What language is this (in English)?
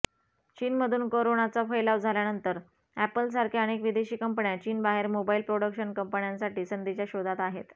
Marathi